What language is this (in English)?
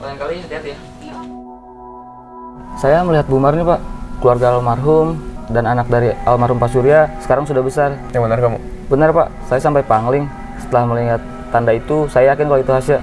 Indonesian